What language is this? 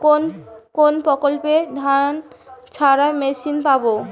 Bangla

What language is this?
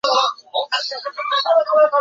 Chinese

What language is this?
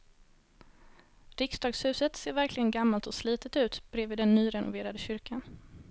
Swedish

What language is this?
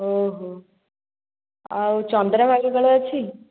Odia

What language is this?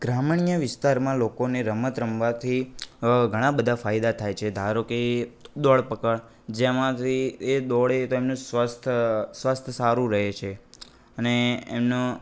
Gujarati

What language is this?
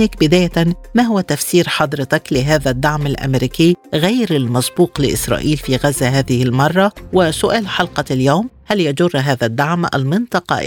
Arabic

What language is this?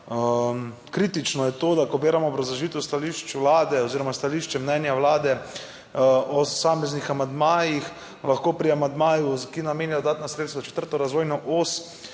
Slovenian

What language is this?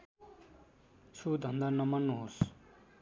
Nepali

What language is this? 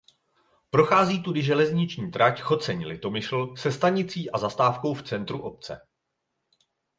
Czech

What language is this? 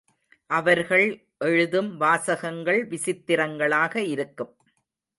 Tamil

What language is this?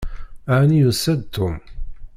Kabyle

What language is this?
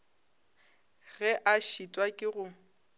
Northern Sotho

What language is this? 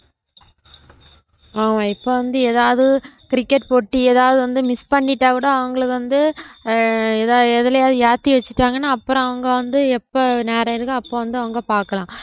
Tamil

